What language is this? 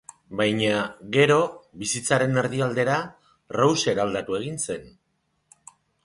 Basque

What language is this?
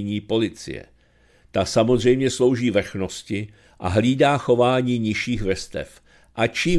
Czech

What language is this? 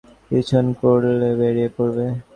Bangla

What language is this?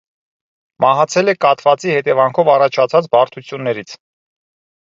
Armenian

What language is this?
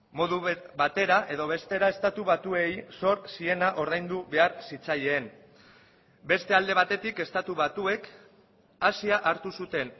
Basque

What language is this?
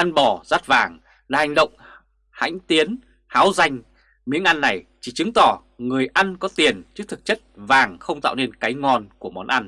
Vietnamese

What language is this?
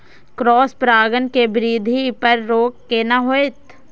Maithili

